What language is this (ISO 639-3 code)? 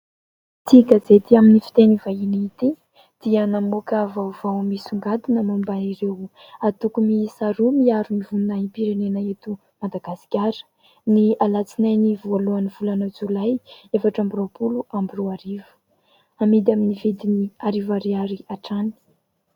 mlg